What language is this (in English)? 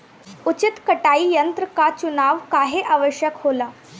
Bhojpuri